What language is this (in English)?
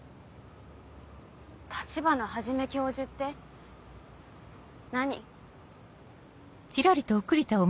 Japanese